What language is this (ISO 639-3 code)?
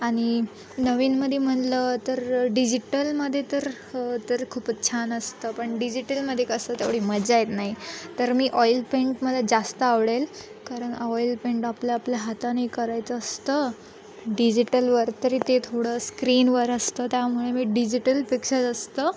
mar